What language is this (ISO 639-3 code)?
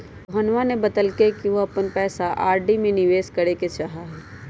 mag